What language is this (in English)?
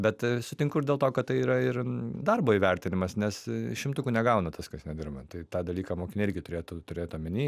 Lithuanian